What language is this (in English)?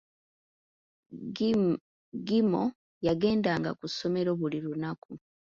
Ganda